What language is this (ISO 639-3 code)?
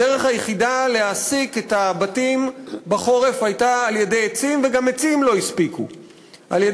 heb